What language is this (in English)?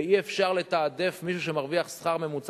Hebrew